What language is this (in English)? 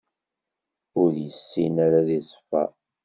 Kabyle